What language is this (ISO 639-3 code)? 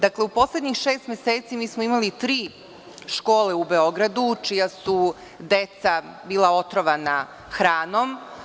srp